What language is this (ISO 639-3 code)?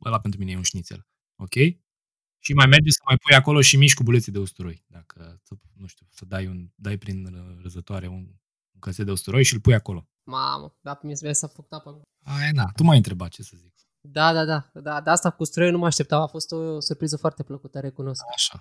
ron